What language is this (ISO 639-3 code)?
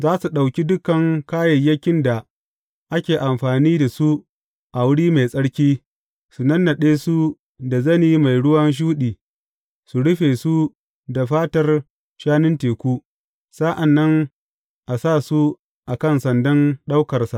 hau